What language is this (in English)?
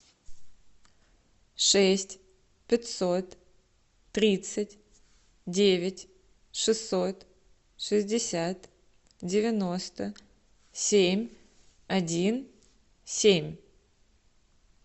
Russian